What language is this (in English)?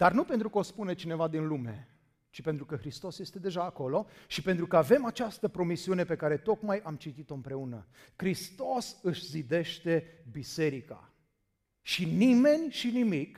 Romanian